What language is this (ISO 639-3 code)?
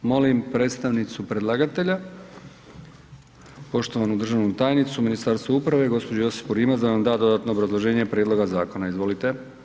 hrv